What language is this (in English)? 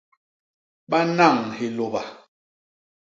Basaa